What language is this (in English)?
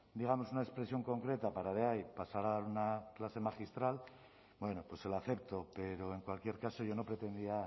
Spanish